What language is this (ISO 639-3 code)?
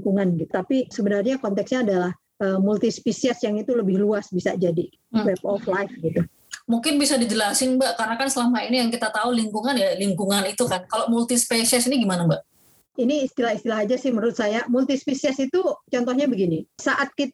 ind